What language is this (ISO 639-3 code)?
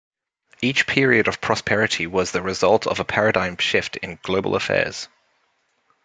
eng